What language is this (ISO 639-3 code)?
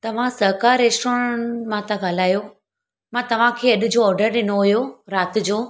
snd